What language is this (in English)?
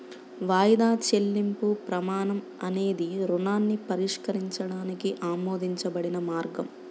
Telugu